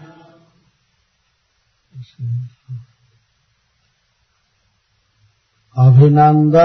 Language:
Hindi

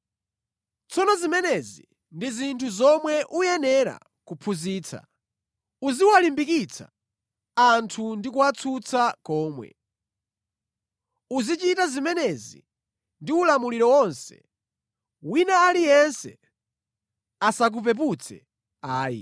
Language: Nyanja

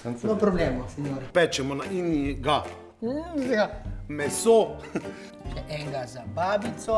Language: Slovenian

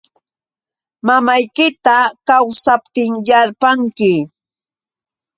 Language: Yauyos Quechua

